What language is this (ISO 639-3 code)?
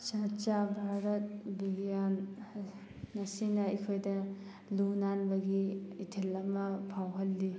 mni